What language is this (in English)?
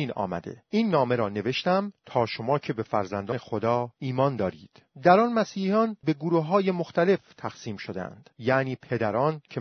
Persian